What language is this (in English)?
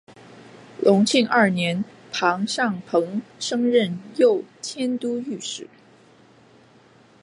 Chinese